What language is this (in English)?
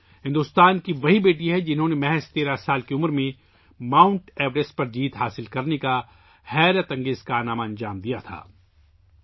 Urdu